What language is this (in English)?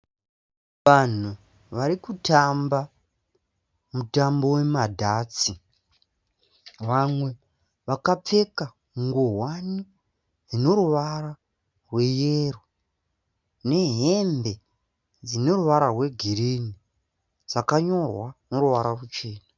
Shona